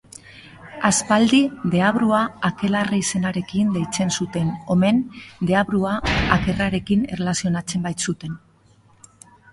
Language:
Basque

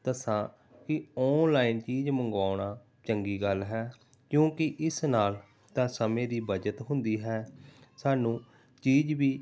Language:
Punjabi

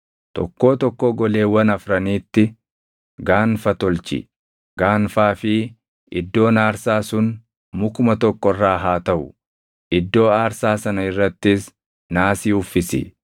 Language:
Oromo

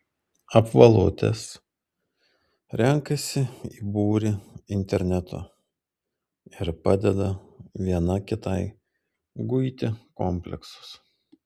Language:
Lithuanian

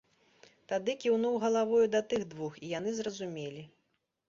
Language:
Belarusian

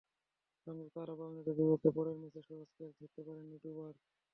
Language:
Bangla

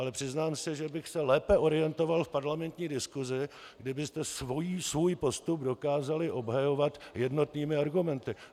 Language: Czech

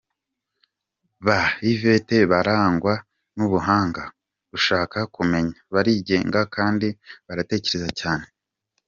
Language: Kinyarwanda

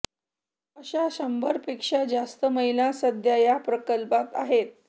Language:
Marathi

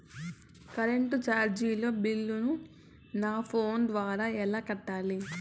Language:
Telugu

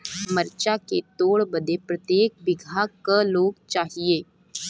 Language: Bhojpuri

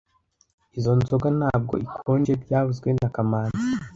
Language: Kinyarwanda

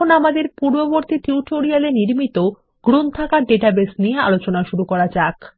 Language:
Bangla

